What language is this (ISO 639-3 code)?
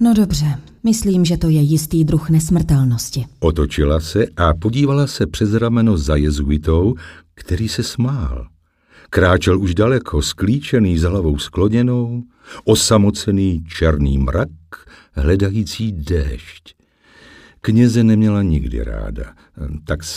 ces